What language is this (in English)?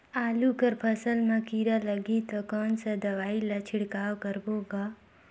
Chhattisgarhi